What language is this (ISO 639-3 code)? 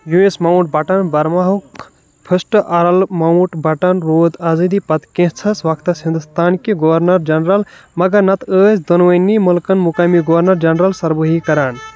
kas